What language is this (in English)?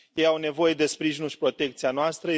Romanian